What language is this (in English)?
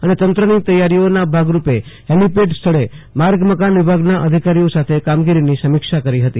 Gujarati